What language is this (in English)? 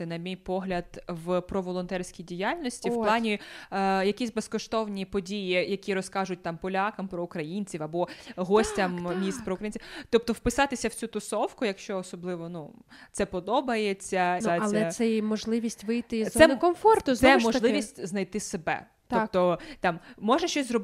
Ukrainian